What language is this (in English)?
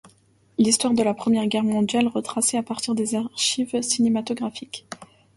French